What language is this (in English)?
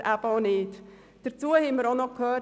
Swiss German